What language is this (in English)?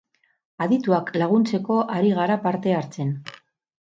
Basque